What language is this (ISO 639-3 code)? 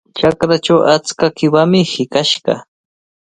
qvl